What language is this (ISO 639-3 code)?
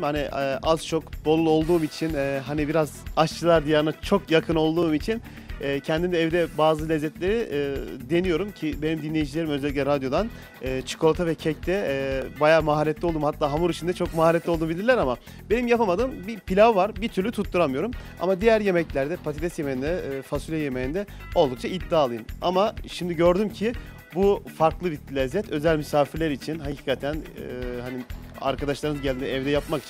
tur